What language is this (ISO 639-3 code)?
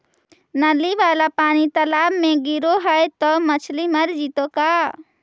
mag